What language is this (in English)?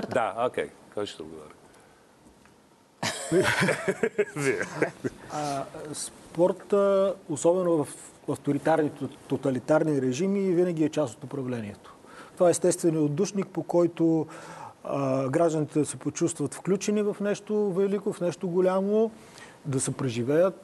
Bulgarian